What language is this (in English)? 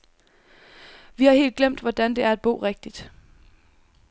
Danish